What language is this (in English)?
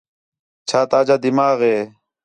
Khetrani